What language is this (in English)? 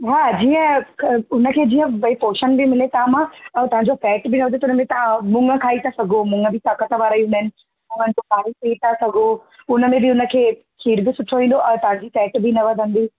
Sindhi